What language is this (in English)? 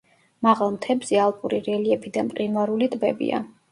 Georgian